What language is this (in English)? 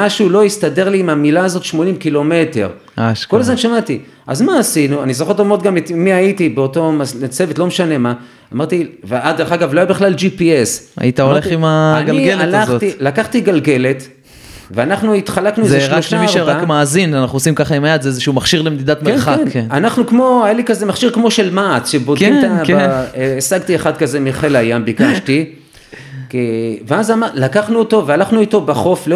Hebrew